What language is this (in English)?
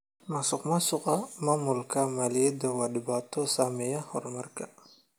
Somali